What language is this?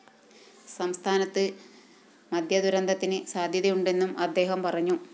Malayalam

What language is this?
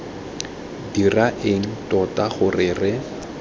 Tswana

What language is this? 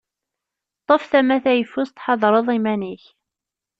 Kabyle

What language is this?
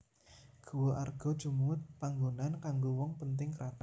Javanese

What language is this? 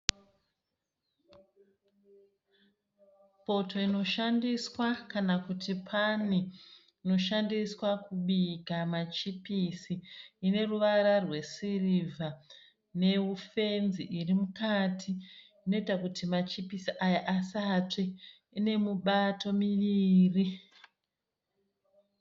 Shona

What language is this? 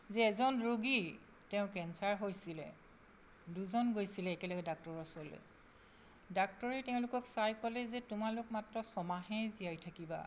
Assamese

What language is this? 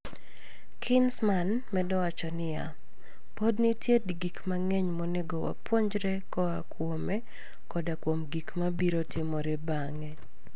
Luo (Kenya and Tanzania)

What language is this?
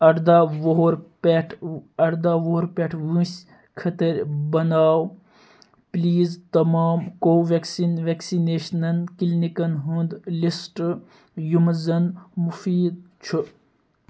Kashmiri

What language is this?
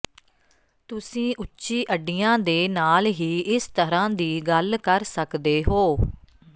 Punjabi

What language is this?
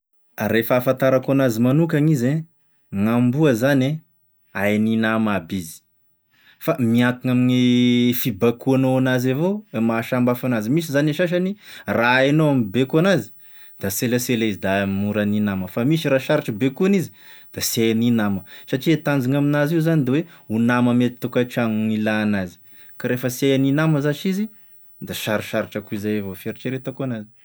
Tesaka Malagasy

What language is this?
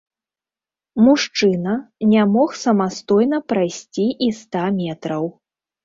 Belarusian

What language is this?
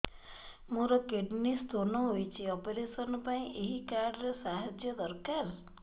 Odia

